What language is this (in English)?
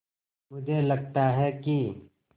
Hindi